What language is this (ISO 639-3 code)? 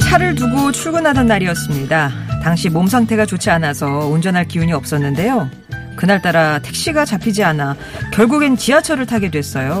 kor